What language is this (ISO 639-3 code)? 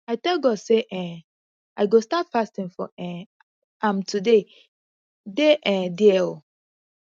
pcm